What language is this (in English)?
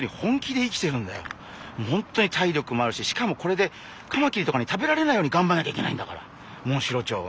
Japanese